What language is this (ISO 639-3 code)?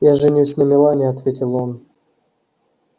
rus